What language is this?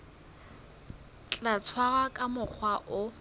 Southern Sotho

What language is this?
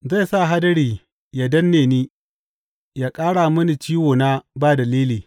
Hausa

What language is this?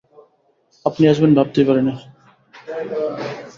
Bangla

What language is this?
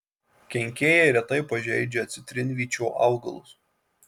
Lithuanian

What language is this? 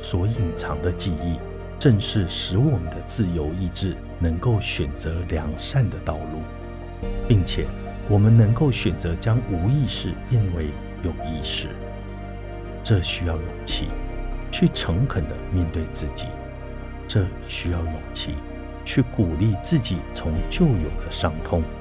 Chinese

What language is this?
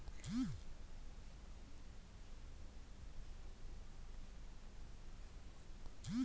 Kannada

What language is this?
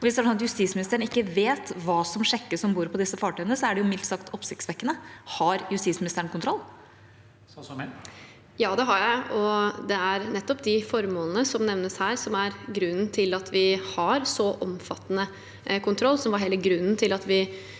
Norwegian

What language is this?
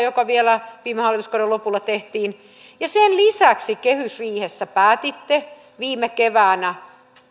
Finnish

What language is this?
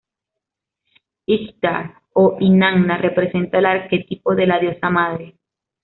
Spanish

